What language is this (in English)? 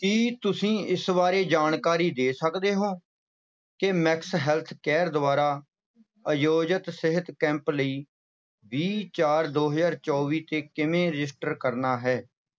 Punjabi